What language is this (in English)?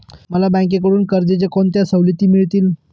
Marathi